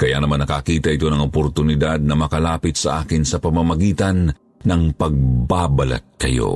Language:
Filipino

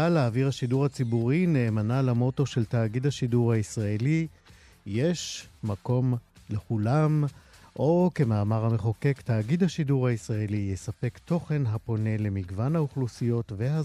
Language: Hebrew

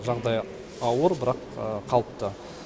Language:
Kazakh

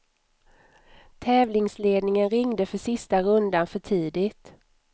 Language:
Swedish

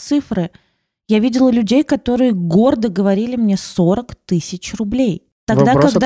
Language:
Russian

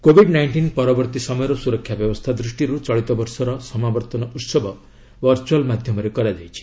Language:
Odia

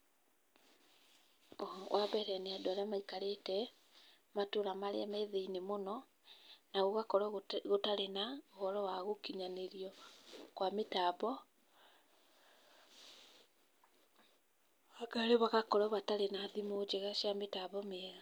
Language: Kikuyu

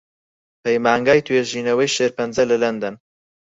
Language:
Central Kurdish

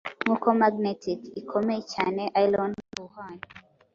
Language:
Kinyarwanda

